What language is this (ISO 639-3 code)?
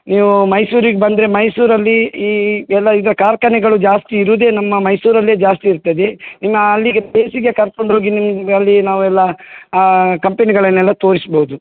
kan